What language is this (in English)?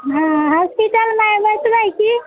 Maithili